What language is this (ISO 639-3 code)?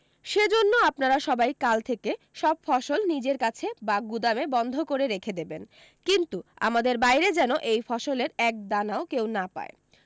ben